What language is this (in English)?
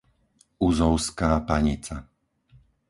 Slovak